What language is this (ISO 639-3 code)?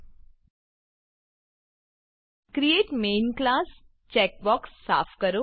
guj